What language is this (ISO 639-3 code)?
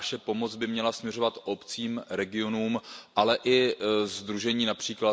ces